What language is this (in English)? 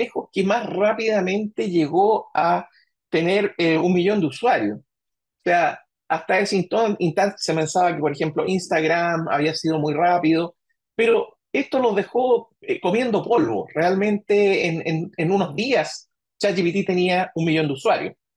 Spanish